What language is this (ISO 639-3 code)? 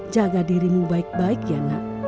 ind